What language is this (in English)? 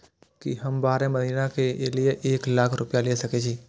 Maithili